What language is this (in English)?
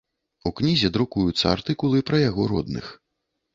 Belarusian